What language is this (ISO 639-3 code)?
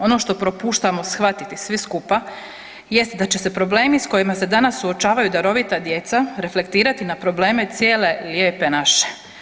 hrv